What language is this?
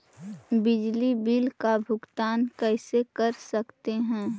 Magahi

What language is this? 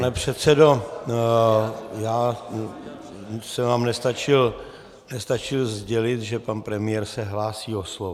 Czech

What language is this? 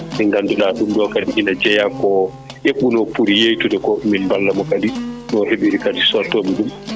Fula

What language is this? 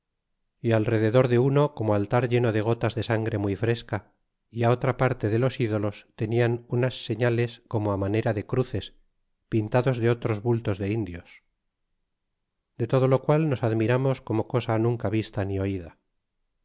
Spanish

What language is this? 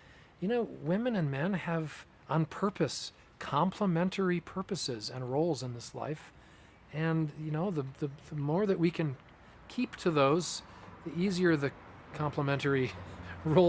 English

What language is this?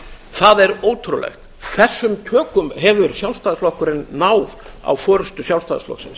Icelandic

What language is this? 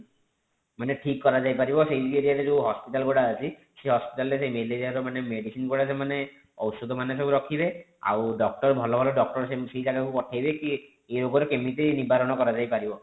Odia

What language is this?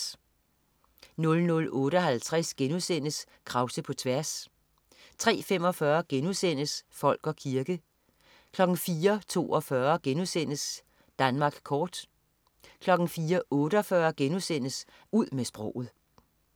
Danish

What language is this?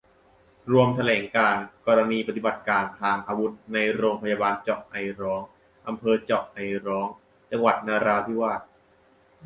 Thai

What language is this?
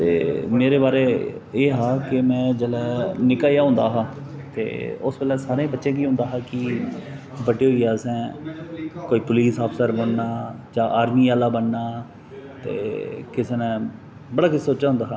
Dogri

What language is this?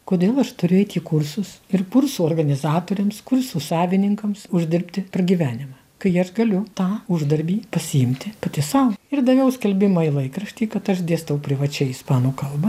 Lithuanian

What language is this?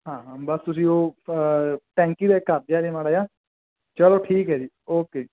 Punjabi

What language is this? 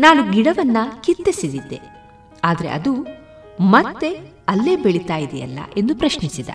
Kannada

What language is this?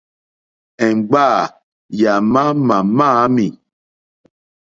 Mokpwe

